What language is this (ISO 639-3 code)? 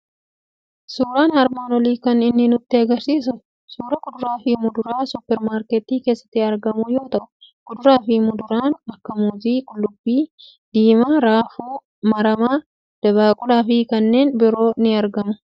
orm